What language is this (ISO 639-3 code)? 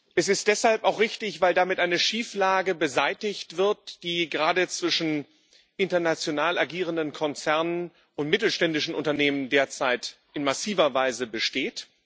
deu